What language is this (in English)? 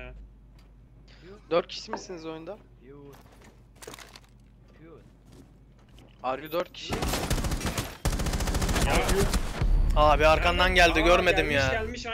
Turkish